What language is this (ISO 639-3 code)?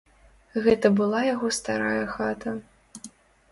bel